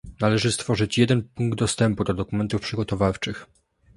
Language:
Polish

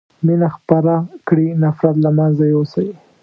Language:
Pashto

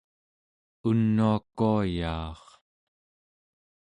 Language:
Central Yupik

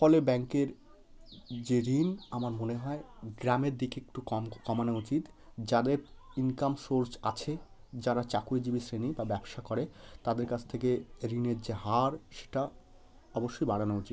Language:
Bangla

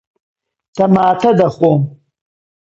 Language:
Central Kurdish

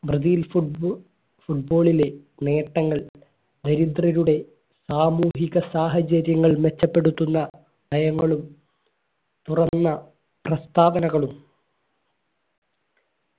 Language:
Malayalam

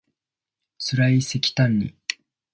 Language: Japanese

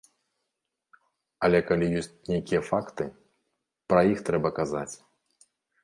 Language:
Belarusian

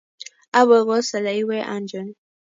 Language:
Kalenjin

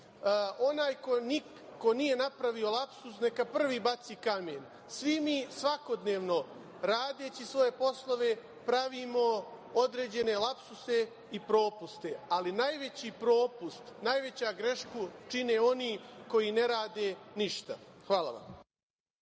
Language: Serbian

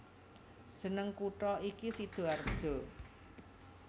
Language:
Javanese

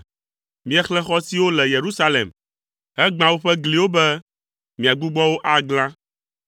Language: Ewe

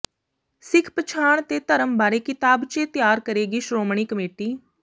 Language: Punjabi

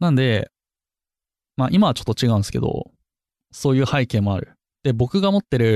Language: Japanese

